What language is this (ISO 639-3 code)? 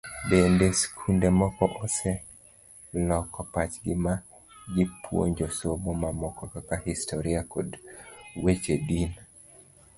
luo